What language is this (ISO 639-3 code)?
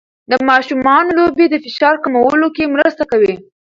pus